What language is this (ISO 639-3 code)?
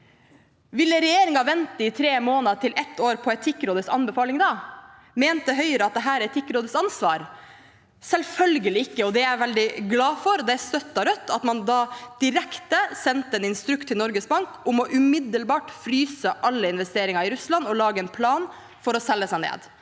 nor